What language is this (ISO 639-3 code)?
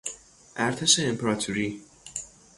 fas